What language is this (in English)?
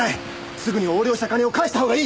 Japanese